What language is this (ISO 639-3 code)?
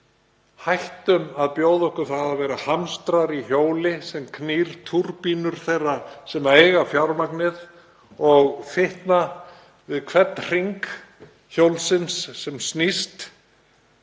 isl